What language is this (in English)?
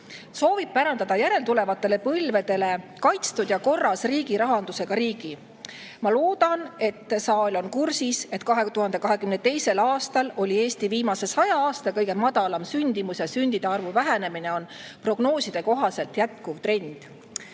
Estonian